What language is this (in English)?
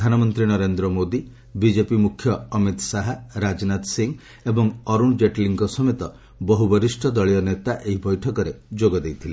Odia